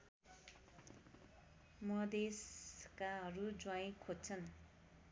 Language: Nepali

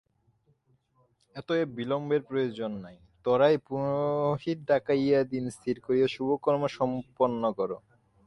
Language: Bangla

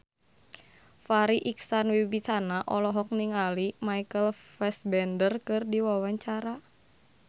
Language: Sundanese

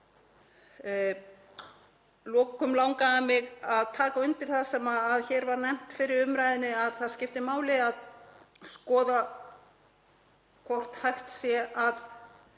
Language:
Icelandic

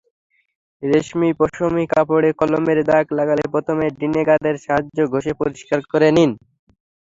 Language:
Bangla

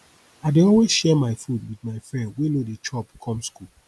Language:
Nigerian Pidgin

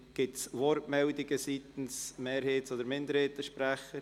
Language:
Swiss German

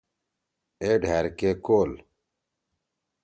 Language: Torwali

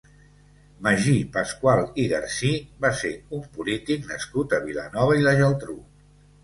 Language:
Catalan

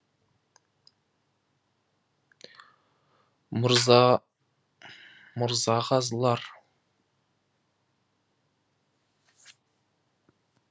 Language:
Kazakh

